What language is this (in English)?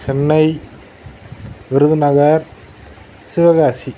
Tamil